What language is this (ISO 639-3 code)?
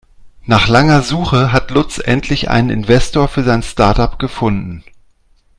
deu